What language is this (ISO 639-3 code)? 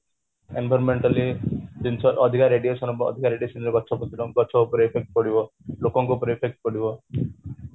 ori